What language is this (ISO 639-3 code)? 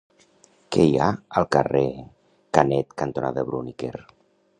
cat